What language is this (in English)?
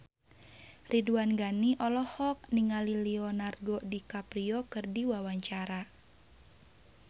Sundanese